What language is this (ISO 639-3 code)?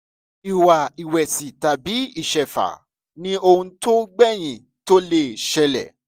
yor